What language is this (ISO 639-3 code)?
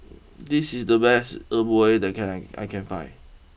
eng